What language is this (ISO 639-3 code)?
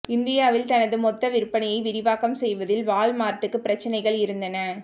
tam